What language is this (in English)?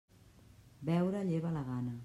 Catalan